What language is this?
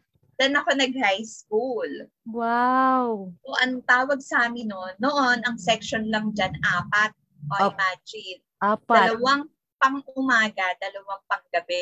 Filipino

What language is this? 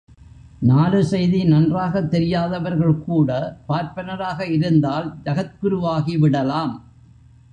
Tamil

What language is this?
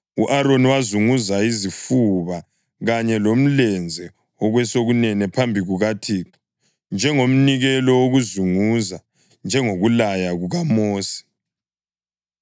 North Ndebele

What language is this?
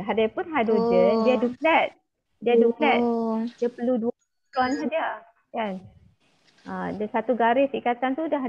Malay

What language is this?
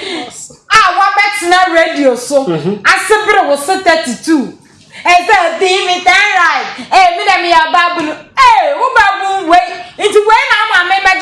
English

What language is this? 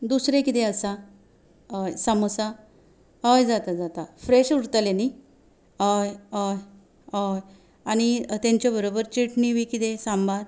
Konkani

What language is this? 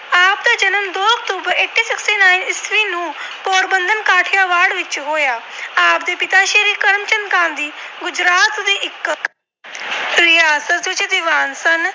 Punjabi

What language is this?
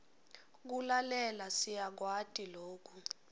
Swati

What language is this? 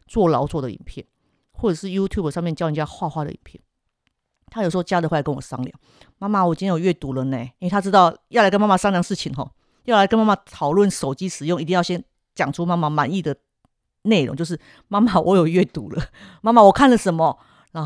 Chinese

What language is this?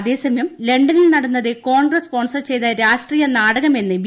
Malayalam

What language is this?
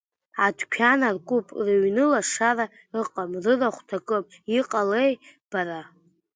Abkhazian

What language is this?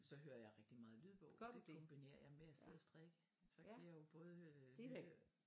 Danish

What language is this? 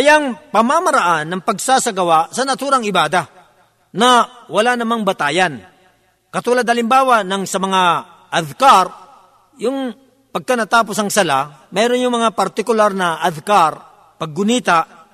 Filipino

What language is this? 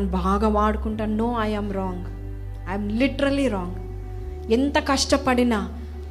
Telugu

